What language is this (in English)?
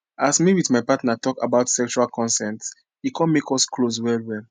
Nigerian Pidgin